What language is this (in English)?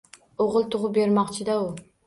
Uzbek